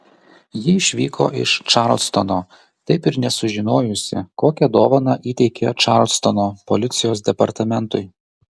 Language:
Lithuanian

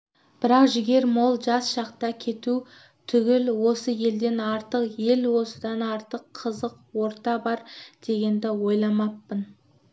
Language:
Kazakh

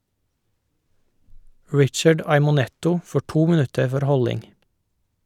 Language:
Norwegian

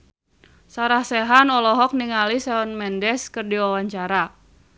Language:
Sundanese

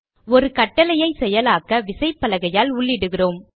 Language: Tamil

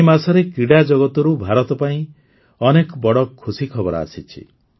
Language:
Odia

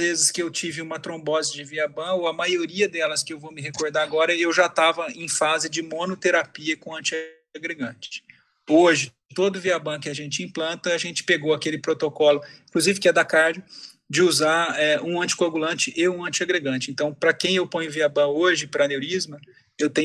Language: Portuguese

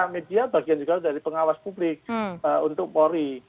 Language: Indonesian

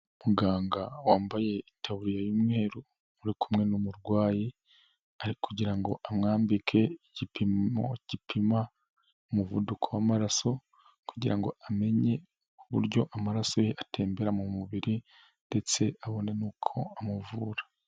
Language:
Kinyarwanda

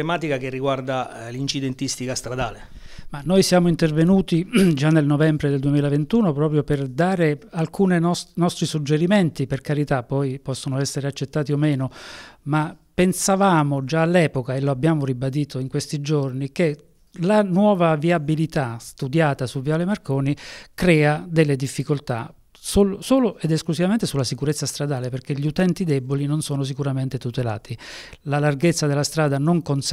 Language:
Italian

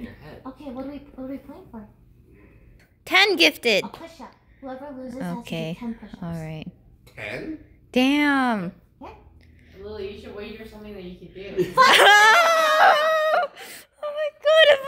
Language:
English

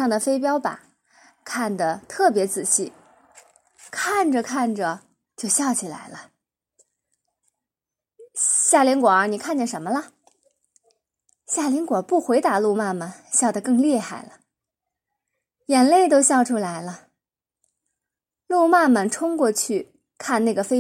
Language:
Chinese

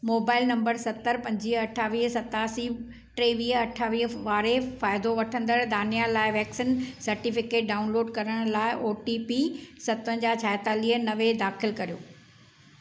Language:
Sindhi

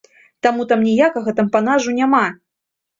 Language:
Belarusian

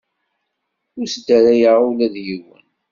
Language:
Kabyle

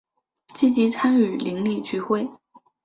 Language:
Chinese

